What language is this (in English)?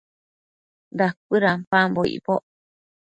Matsés